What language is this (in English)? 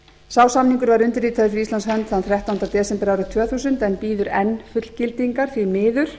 Icelandic